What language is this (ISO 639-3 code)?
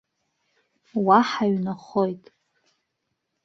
abk